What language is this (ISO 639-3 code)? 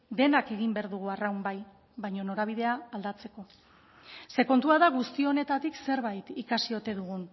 eus